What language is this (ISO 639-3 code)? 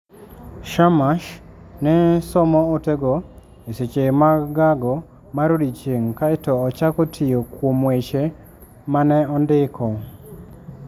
luo